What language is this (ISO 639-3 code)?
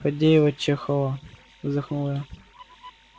rus